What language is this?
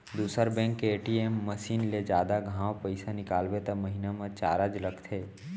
Chhattisgarhi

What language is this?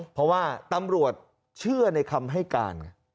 Thai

